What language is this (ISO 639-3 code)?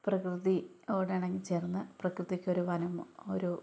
mal